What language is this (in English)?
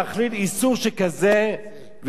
Hebrew